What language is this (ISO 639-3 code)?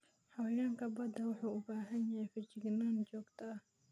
som